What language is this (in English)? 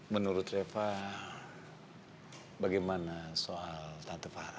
Indonesian